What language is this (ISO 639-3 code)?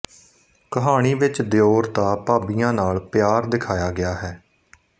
pan